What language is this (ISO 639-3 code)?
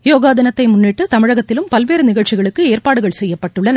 tam